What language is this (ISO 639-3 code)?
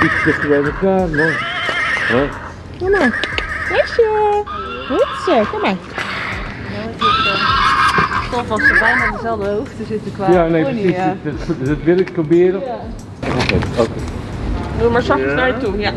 nld